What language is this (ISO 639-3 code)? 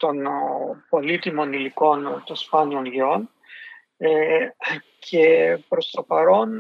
ell